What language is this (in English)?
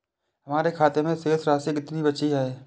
Hindi